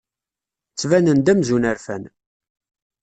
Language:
Kabyle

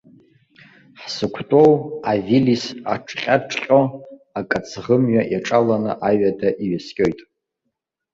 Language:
Abkhazian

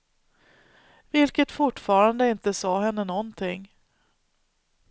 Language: Swedish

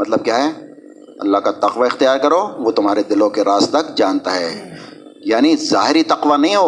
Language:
Urdu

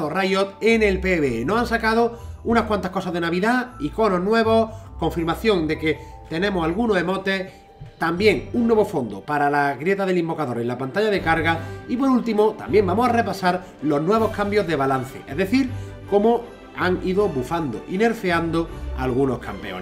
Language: Spanish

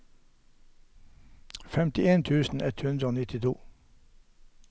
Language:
Norwegian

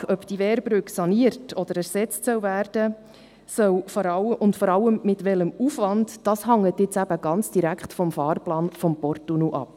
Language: Swiss German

